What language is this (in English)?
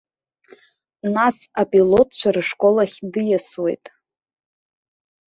Abkhazian